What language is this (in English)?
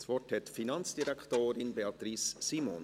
Swiss German